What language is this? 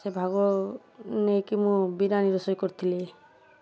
Odia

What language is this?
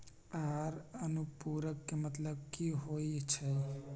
Magahi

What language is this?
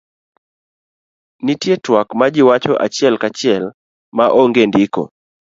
Luo (Kenya and Tanzania)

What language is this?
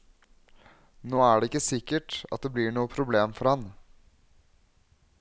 Norwegian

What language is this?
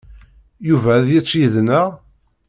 Kabyle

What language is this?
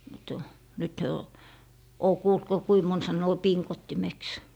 Finnish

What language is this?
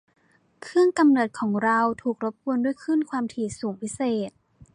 Thai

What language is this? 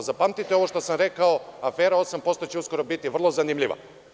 Serbian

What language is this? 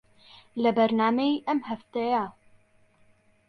Central Kurdish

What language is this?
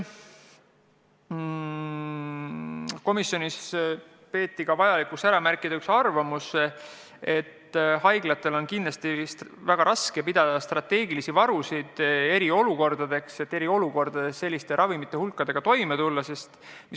Estonian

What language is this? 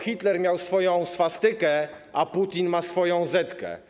Polish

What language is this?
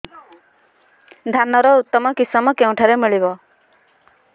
Odia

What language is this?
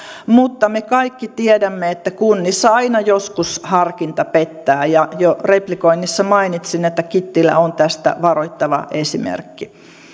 Finnish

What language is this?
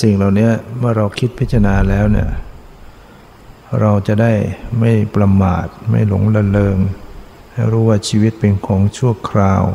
Thai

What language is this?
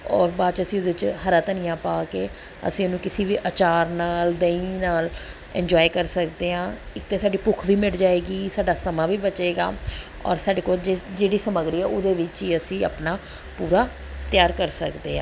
Punjabi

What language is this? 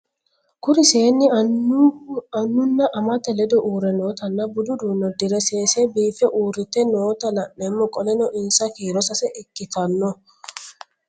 Sidamo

